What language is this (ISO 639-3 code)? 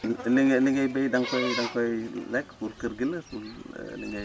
wol